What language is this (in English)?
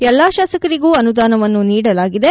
Kannada